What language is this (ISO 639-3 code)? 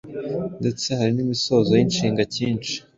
kin